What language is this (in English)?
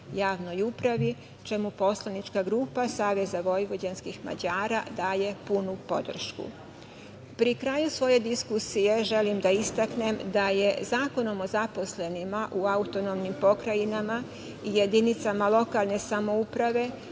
Serbian